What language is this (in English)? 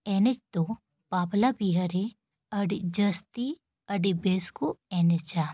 Santali